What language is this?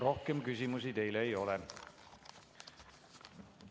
Estonian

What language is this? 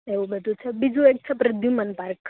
Gujarati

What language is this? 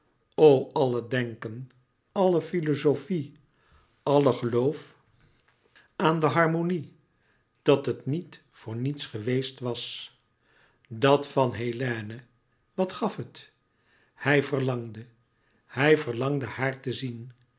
Dutch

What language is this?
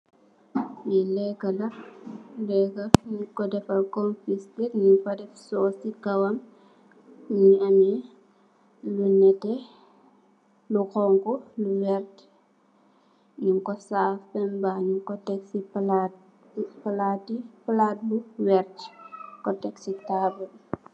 Wolof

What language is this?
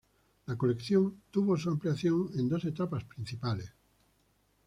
Spanish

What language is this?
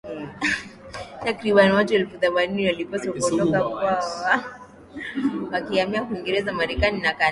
Swahili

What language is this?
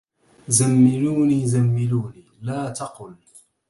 Arabic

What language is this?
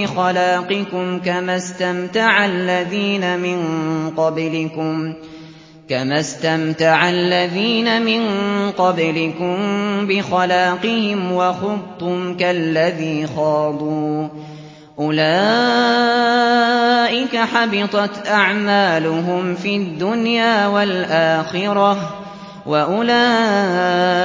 Arabic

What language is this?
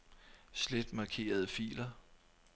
Danish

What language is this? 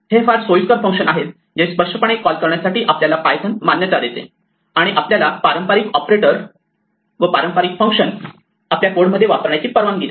Marathi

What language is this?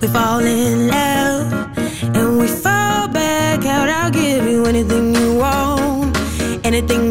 Dutch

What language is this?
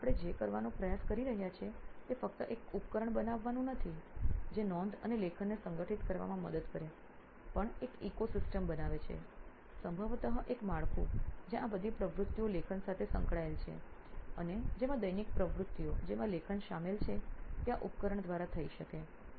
Gujarati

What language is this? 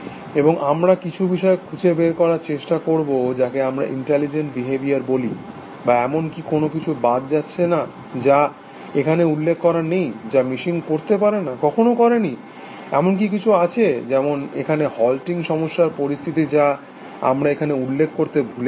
Bangla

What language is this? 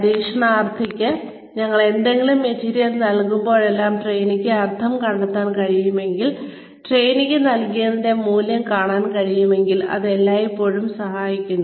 Malayalam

